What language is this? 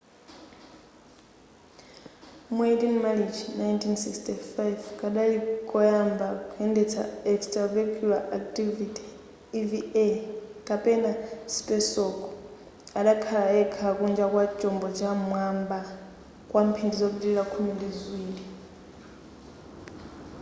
Nyanja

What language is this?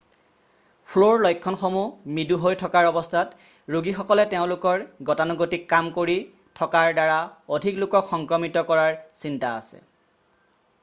Assamese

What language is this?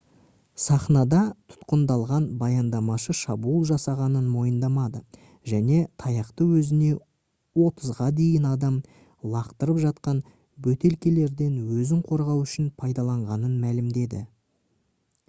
Kazakh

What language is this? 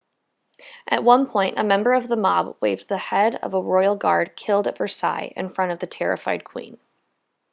English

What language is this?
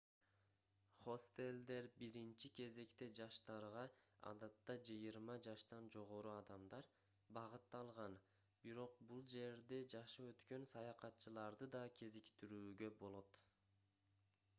Kyrgyz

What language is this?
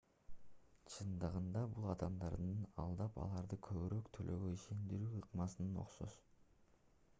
Kyrgyz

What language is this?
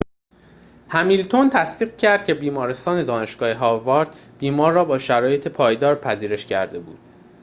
Persian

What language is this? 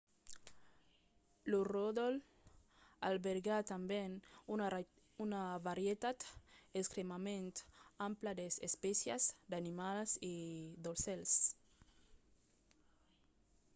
Occitan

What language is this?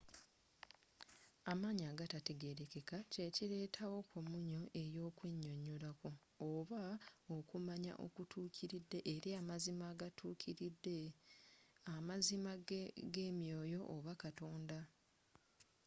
Ganda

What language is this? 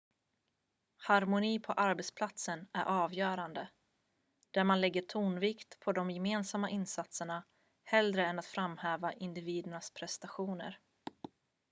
Swedish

